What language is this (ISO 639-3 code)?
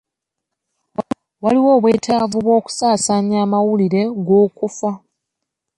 lug